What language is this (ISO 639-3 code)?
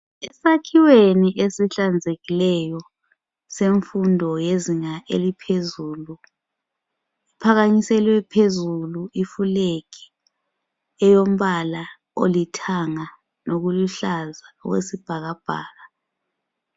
nde